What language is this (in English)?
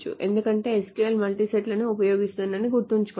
Telugu